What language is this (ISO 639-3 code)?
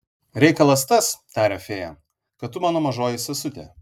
lit